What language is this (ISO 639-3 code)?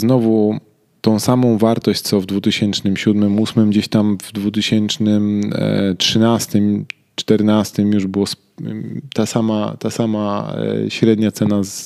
pol